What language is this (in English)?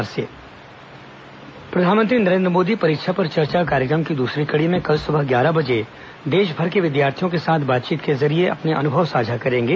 Hindi